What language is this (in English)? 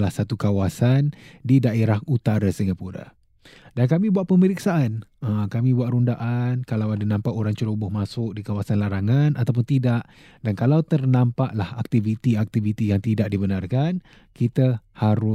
Malay